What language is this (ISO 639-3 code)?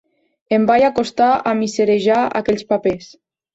cat